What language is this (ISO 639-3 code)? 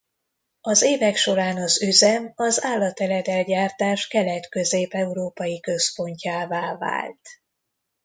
hun